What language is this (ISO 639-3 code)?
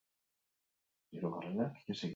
eus